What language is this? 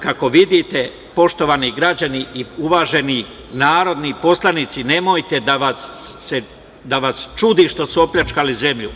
Serbian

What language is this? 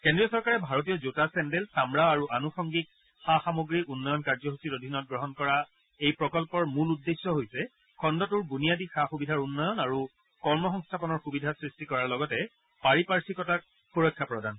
Assamese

